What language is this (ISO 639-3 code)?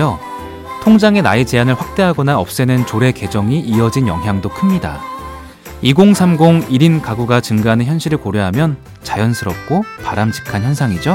kor